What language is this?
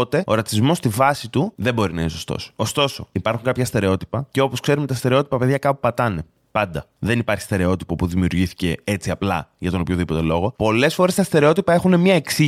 Greek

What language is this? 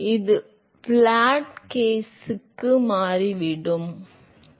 Tamil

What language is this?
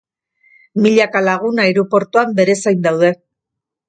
Basque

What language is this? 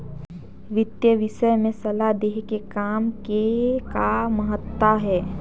Chhattisgarhi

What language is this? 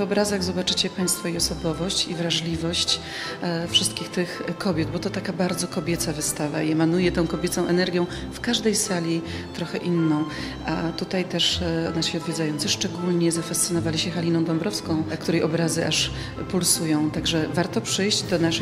Polish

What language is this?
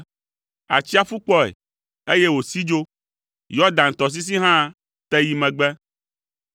Ewe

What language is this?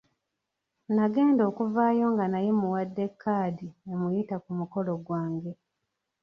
Ganda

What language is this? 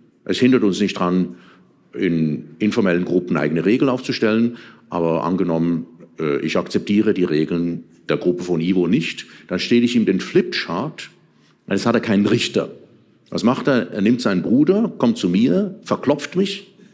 German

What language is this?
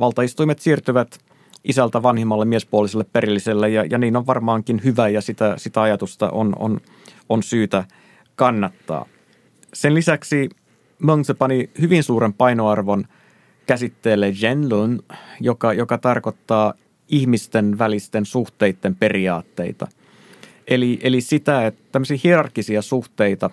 Finnish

